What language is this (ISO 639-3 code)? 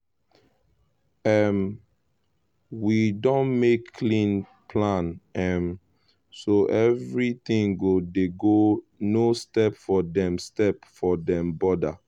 pcm